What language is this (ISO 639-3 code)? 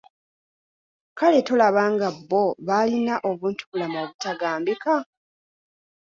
lug